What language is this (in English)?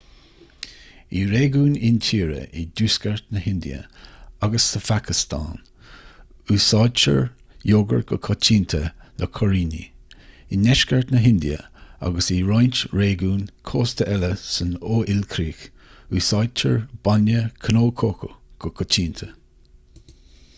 Irish